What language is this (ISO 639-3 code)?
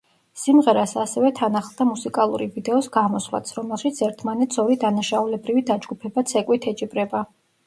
kat